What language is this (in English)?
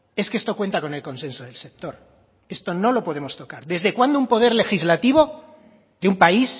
Spanish